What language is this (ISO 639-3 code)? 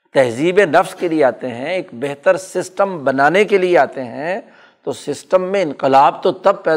urd